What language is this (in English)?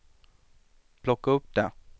Swedish